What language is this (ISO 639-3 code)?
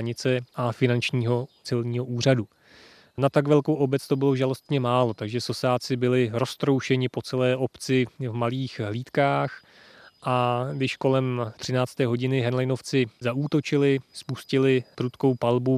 ces